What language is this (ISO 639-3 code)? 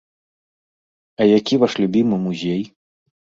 bel